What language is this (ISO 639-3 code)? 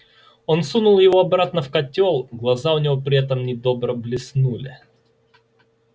rus